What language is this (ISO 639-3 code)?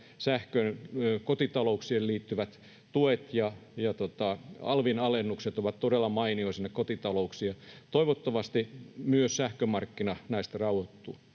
fin